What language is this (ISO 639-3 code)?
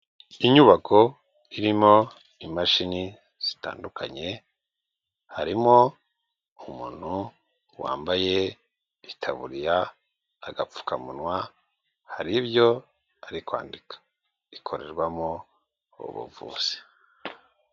kin